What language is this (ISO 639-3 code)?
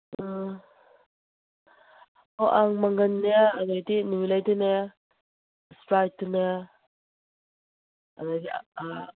mni